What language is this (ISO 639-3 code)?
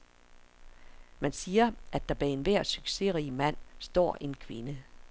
dan